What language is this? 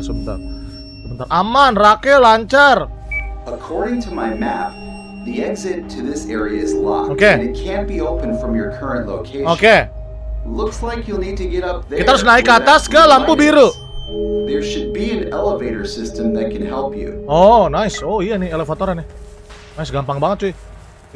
Indonesian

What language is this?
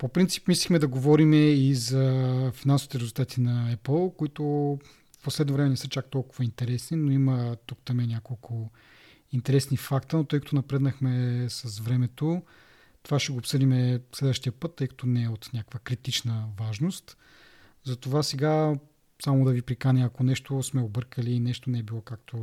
Bulgarian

